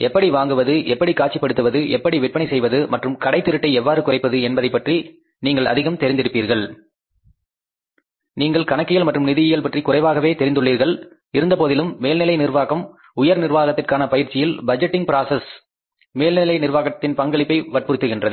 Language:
Tamil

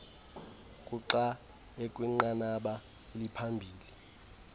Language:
Xhosa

